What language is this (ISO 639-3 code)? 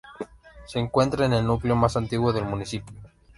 spa